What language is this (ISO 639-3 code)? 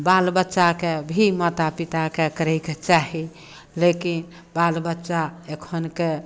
mai